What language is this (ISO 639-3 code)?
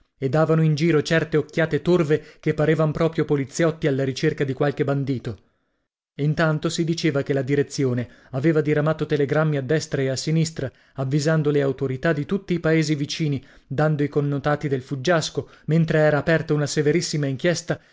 ita